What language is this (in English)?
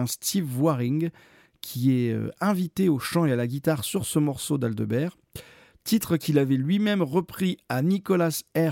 French